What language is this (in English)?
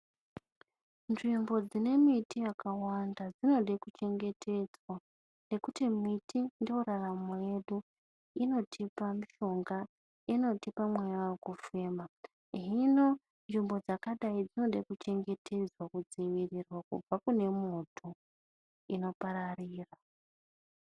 Ndau